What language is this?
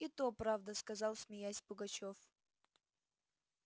Russian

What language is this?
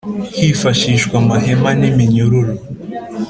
Kinyarwanda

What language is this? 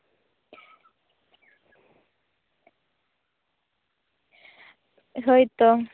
Santali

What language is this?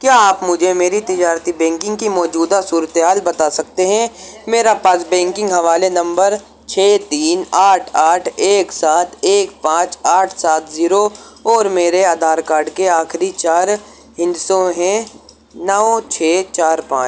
Urdu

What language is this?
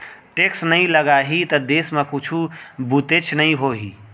Chhattisgarhi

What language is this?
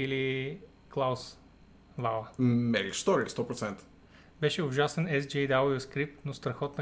Bulgarian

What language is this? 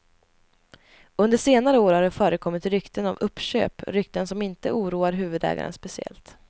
Swedish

